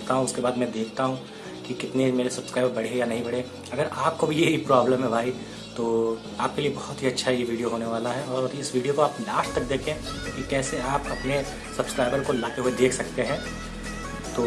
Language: Hindi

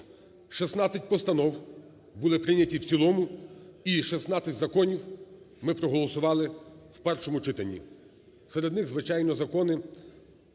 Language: Ukrainian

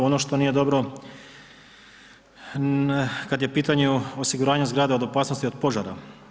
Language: Croatian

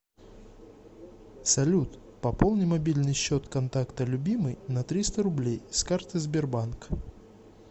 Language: Russian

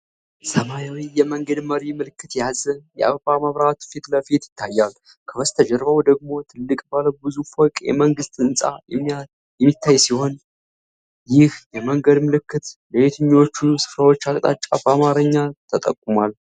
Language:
Amharic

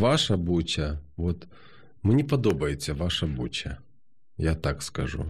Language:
Ukrainian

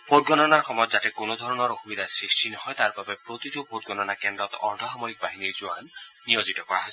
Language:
Assamese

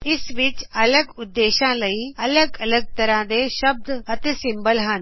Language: Punjabi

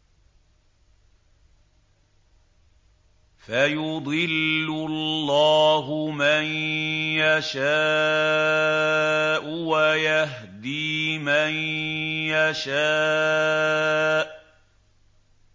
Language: Arabic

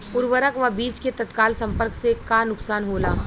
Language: Bhojpuri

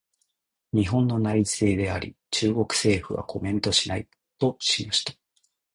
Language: Japanese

